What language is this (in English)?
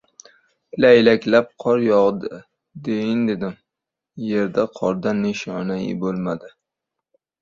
Uzbek